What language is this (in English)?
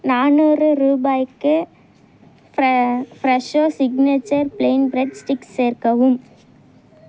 Tamil